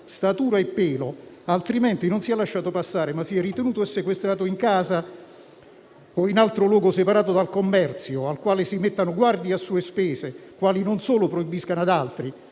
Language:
Italian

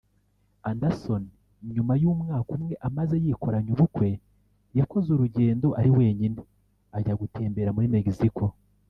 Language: Kinyarwanda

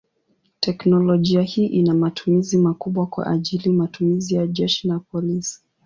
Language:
Swahili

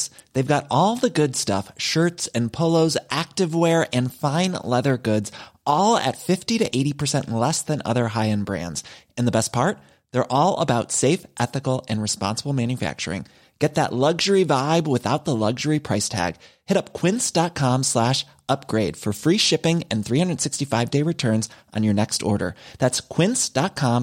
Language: Swedish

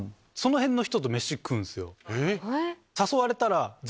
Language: Japanese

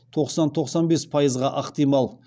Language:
Kazakh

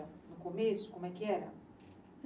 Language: Portuguese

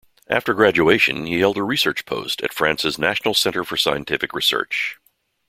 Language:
English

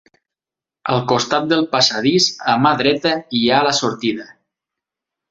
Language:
Catalan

